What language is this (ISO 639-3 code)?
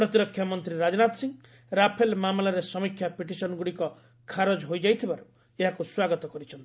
ori